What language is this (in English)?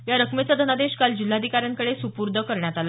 Marathi